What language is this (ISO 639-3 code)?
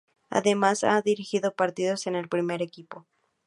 spa